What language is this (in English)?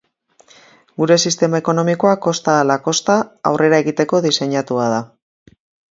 Basque